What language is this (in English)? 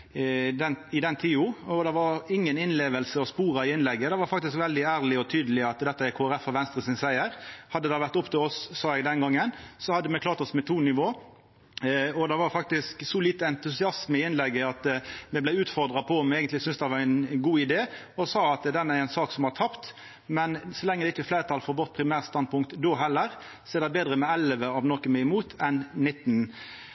Norwegian Nynorsk